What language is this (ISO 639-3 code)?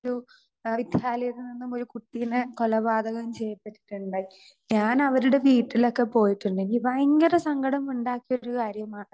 mal